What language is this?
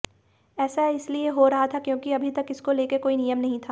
Hindi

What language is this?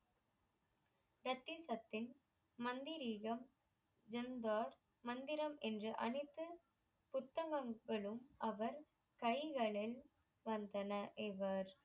Tamil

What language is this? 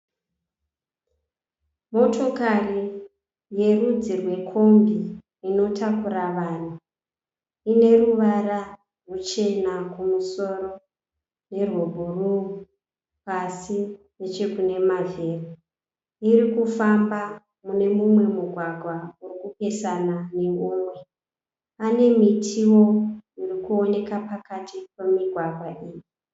Shona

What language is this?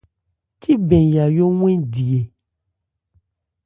Ebrié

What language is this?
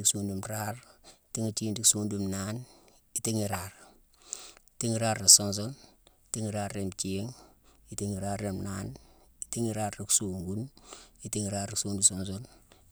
Mansoanka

